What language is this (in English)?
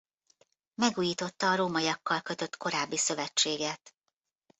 Hungarian